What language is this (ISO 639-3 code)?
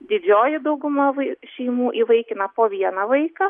lit